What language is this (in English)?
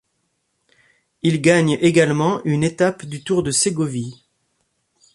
French